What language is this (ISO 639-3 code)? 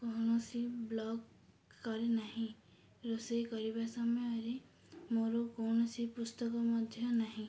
ori